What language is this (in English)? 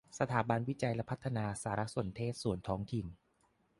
Thai